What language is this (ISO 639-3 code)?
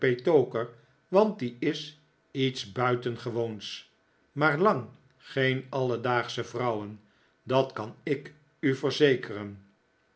nld